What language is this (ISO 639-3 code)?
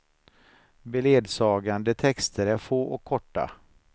swe